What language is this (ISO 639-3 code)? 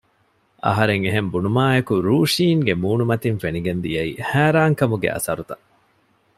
div